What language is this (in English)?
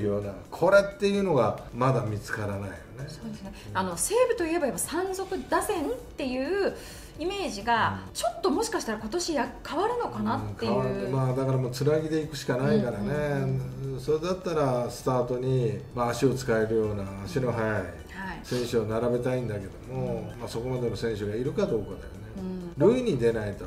Japanese